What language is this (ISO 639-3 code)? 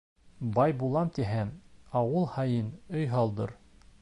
bak